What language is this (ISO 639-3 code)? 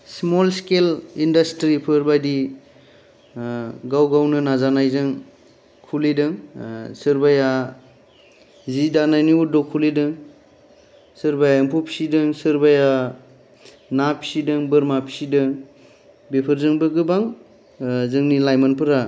brx